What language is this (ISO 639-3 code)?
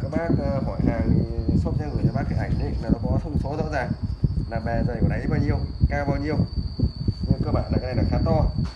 vie